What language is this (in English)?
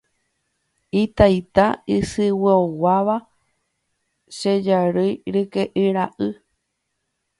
Guarani